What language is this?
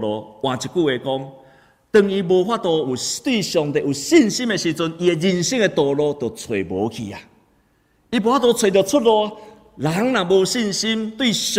Chinese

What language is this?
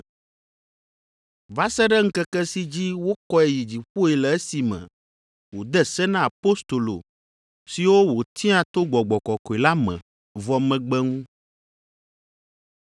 Ewe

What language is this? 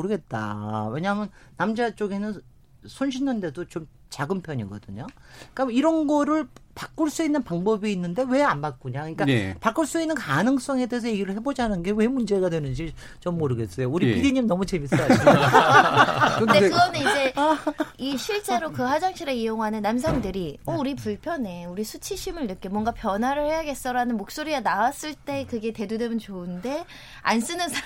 Korean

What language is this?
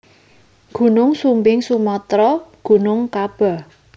Javanese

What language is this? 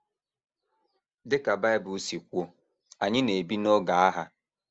Igbo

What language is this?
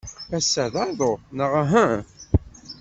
Kabyle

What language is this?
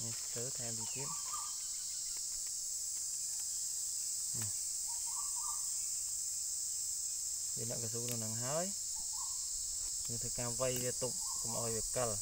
Vietnamese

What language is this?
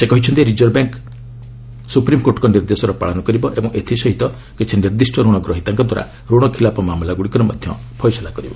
Odia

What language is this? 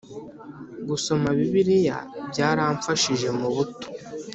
Kinyarwanda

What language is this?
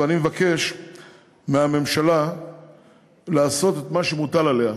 Hebrew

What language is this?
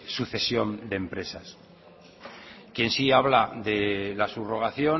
Spanish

